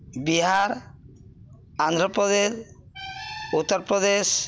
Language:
Odia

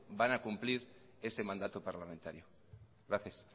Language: Spanish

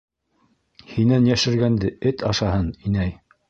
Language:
Bashkir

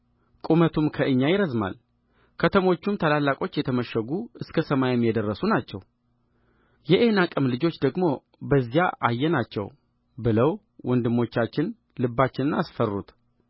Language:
Amharic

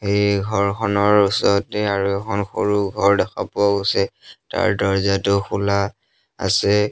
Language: Assamese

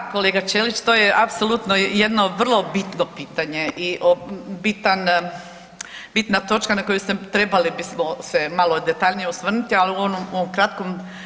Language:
Croatian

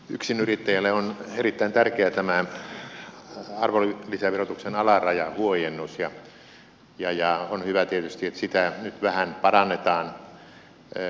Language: Finnish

